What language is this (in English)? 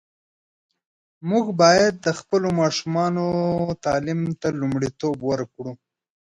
Pashto